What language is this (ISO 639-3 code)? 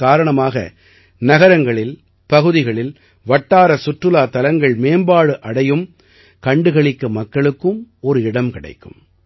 tam